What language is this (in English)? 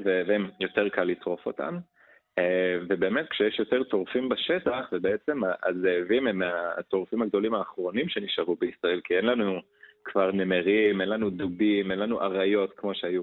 Hebrew